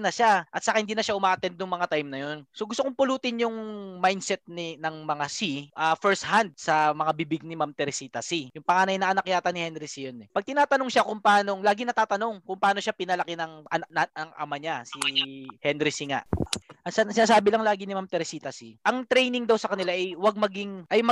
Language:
Filipino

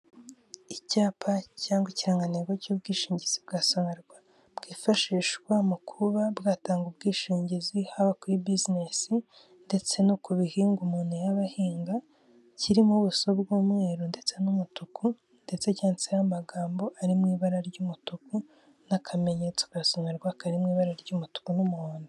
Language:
Kinyarwanda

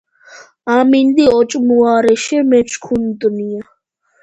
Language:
Georgian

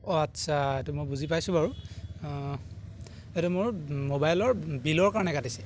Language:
Assamese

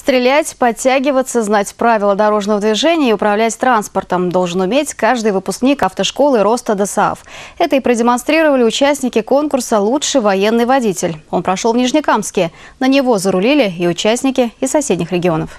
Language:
Russian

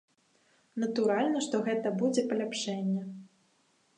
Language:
Belarusian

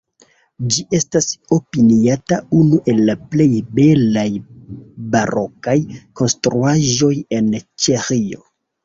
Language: Esperanto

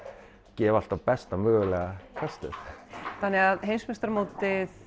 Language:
Icelandic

